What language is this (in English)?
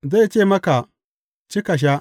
Hausa